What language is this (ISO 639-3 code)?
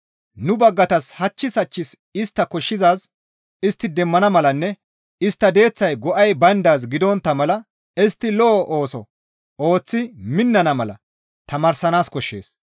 gmv